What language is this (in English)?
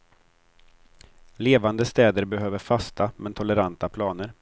Swedish